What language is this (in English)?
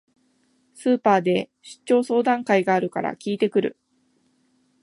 Japanese